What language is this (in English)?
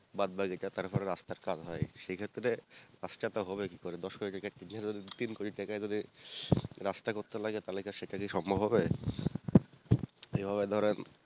Bangla